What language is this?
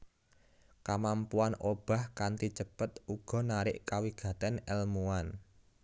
Javanese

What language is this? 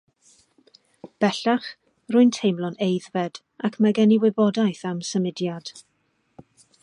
Welsh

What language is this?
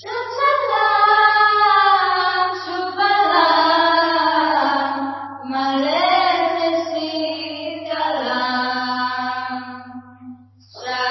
Kannada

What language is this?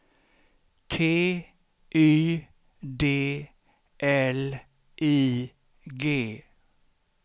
Swedish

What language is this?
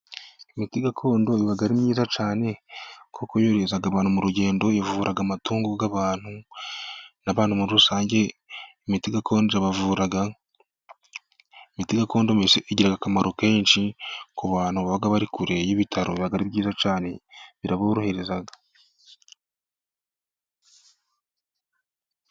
Kinyarwanda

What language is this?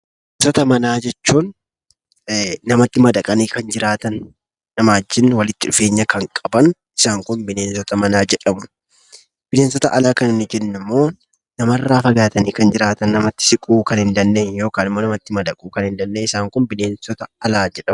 Oromo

